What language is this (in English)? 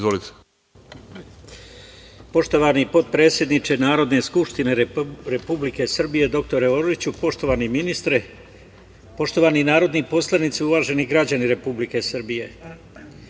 Serbian